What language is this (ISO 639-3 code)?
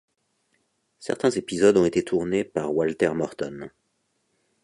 fra